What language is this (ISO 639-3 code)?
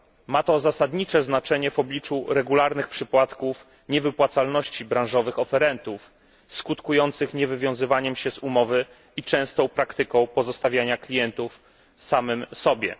pol